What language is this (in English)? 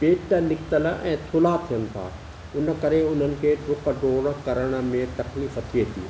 Sindhi